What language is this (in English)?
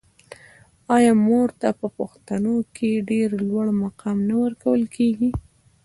Pashto